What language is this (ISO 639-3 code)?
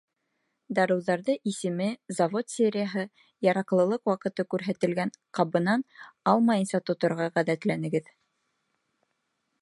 bak